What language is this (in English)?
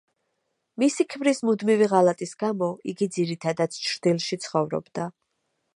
Georgian